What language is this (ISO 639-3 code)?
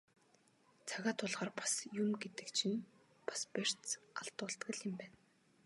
mon